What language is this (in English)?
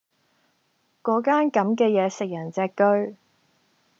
Cantonese